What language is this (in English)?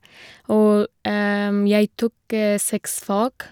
Norwegian